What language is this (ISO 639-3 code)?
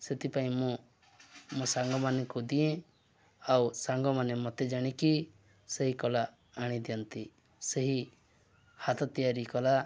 ori